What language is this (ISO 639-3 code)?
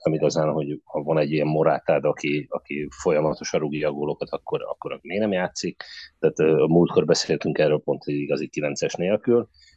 hun